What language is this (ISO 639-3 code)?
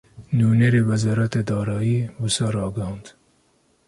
kur